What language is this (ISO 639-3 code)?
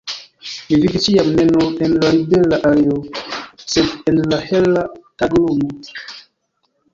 epo